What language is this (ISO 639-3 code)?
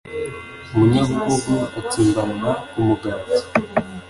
kin